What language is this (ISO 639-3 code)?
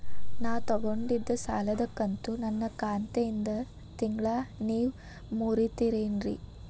kan